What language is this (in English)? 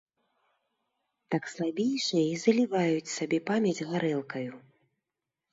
Belarusian